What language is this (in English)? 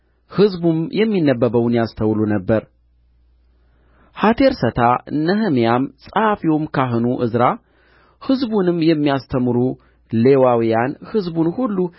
Amharic